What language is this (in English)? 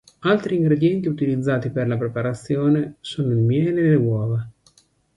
Italian